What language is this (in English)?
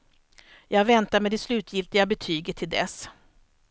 Swedish